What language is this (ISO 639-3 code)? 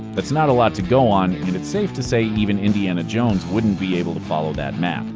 eng